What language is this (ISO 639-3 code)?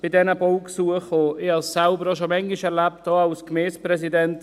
gsw